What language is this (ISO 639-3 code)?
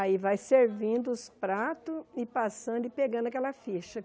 por